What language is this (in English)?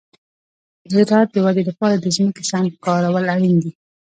Pashto